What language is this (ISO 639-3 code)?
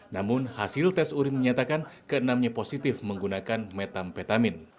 ind